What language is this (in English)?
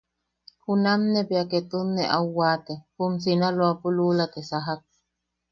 Yaqui